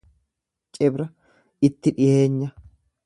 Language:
Oromo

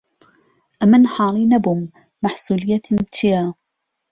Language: Central Kurdish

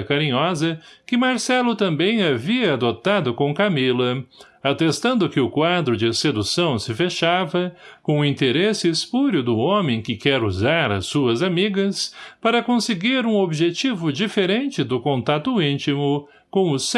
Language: Portuguese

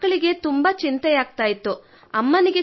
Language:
Kannada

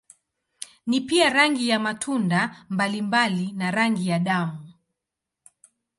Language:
Swahili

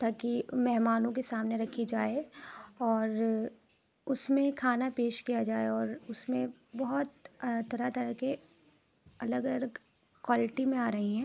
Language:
Urdu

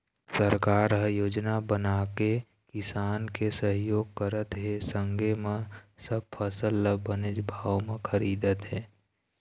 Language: Chhattisgarhi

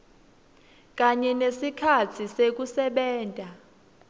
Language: Swati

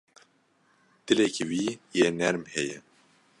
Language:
Kurdish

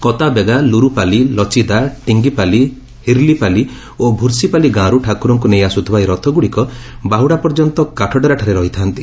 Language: Odia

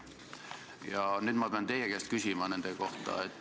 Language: Estonian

